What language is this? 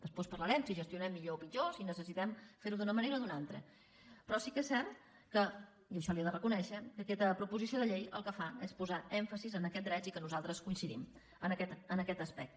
Catalan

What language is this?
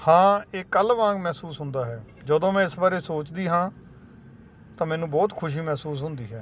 Punjabi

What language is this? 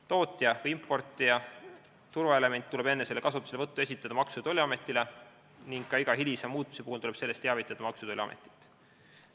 Estonian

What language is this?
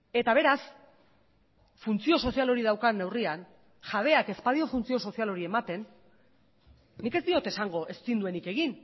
Basque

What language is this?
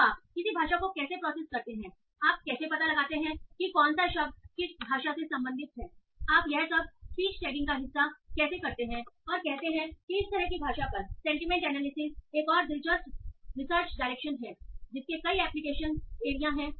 Hindi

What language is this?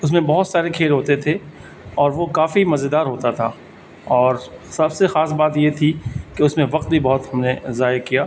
Urdu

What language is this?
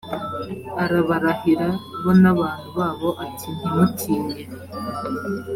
Kinyarwanda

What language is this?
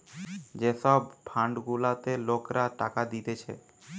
Bangla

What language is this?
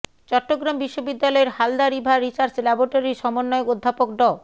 Bangla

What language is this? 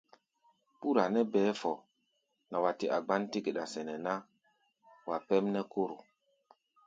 Gbaya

